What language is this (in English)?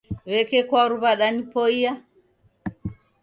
Taita